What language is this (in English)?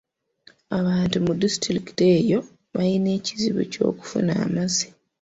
Ganda